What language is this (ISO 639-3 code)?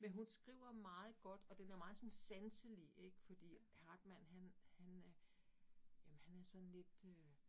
dan